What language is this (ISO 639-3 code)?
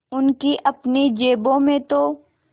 hin